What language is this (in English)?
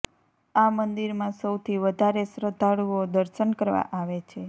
Gujarati